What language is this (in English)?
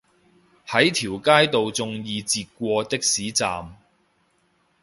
Cantonese